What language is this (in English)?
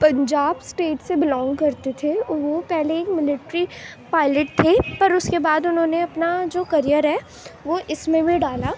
Urdu